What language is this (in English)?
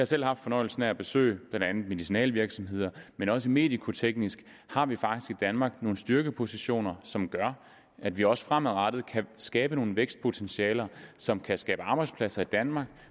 Danish